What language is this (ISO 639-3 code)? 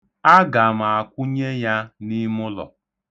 ibo